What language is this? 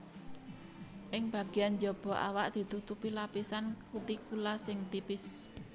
Javanese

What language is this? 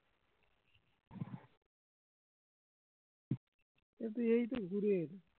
Bangla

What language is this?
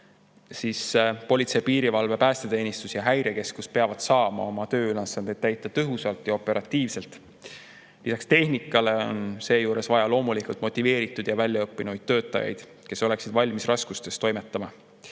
Estonian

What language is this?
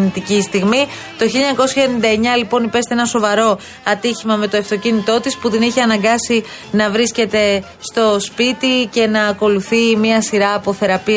Greek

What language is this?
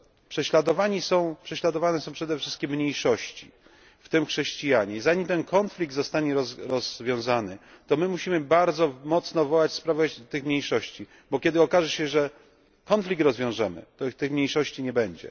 Polish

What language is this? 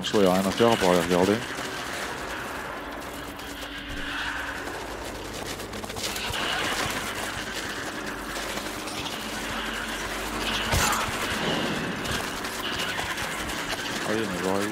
French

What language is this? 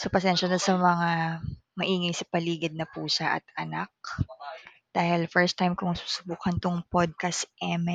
Filipino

